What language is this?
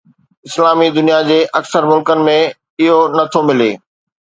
Sindhi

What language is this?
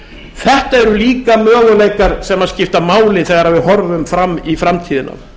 Icelandic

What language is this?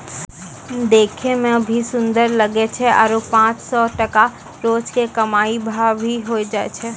Maithili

